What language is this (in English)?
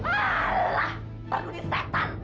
Indonesian